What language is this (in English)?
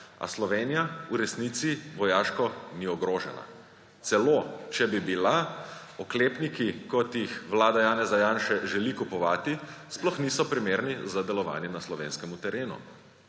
Slovenian